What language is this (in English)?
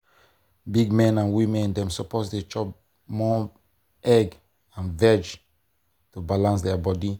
Nigerian Pidgin